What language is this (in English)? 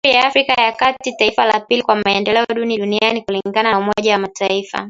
Swahili